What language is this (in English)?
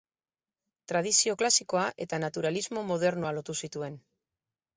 Basque